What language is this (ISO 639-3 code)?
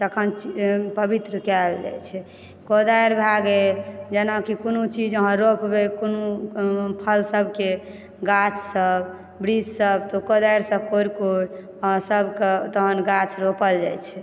mai